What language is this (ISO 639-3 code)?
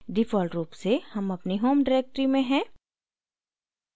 hin